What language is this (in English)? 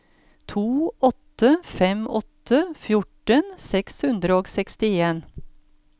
Norwegian